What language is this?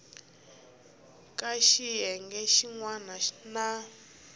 Tsonga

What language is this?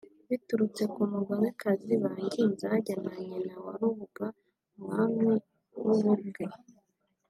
Kinyarwanda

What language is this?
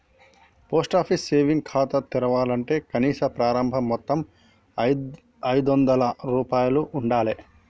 Telugu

